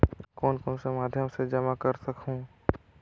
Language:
Chhattisgarhi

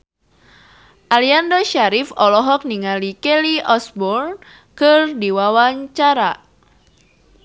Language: Sundanese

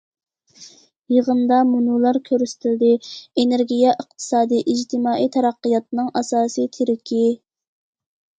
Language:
Uyghur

